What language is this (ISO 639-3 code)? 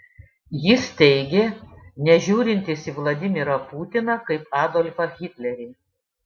lit